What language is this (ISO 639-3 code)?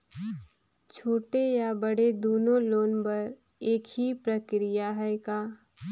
hne